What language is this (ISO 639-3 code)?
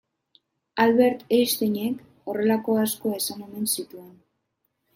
eus